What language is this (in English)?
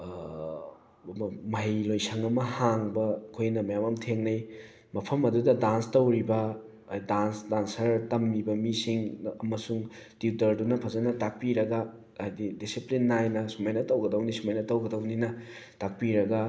Manipuri